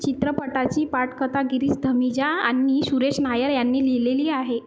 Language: Marathi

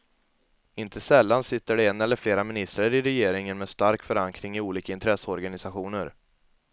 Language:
Swedish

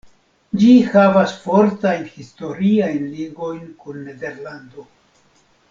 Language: Esperanto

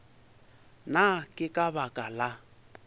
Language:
Northern Sotho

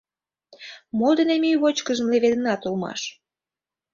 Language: Mari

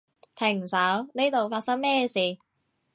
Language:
Cantonese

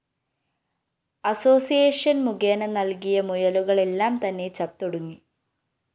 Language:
Malayalam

